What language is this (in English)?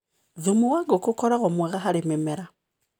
Kikuyu